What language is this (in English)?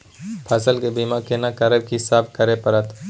Maithili